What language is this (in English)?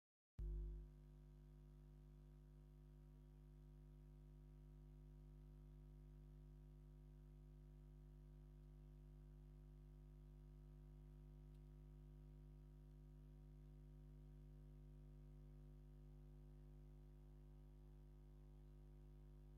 Tigrinya